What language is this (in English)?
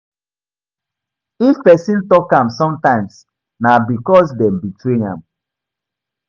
Nigerian Pidgin